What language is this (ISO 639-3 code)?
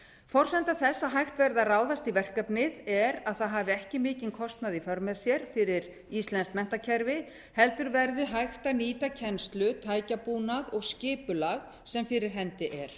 isl